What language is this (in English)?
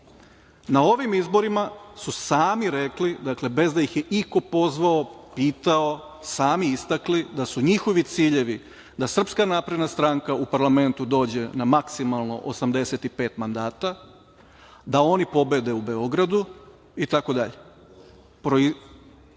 Serbian